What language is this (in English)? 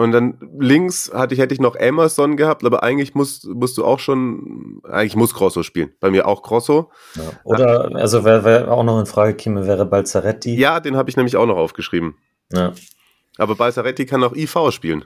German